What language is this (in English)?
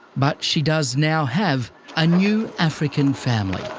English